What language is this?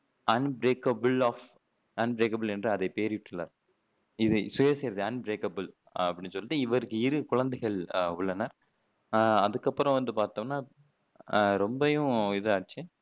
Tamil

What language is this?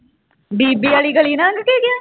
Punjabi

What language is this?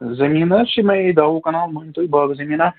Kashmiri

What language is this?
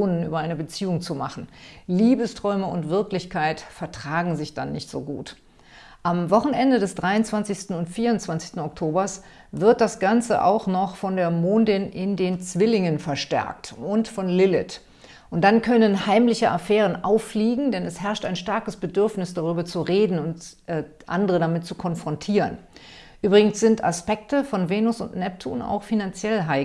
German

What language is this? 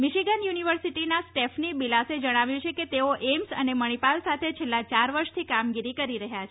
Gujarati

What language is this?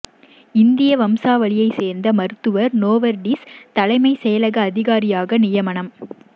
Tamil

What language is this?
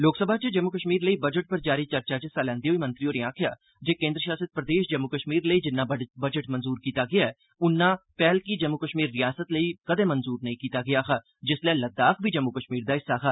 Dogri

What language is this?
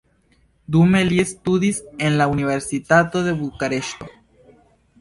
Esperanto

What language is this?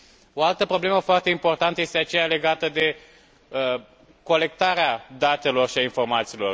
Romanian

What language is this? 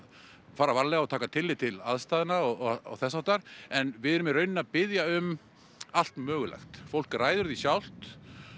Icelandic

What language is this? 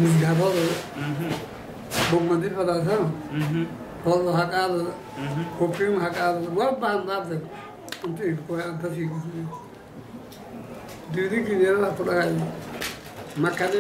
Turkish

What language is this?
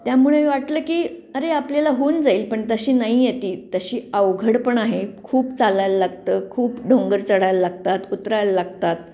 Marathi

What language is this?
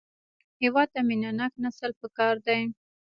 Pashto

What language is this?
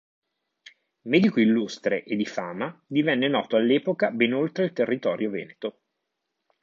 Italian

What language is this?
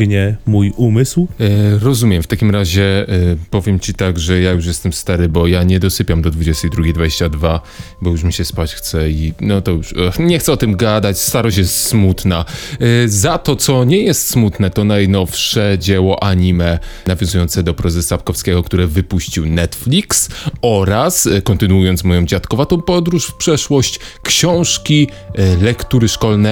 Polish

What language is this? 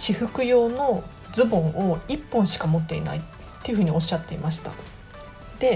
Japanese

